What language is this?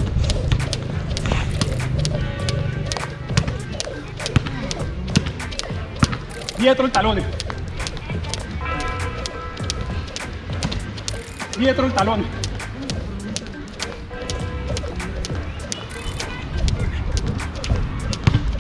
Spanish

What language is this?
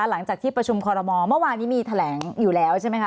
Thai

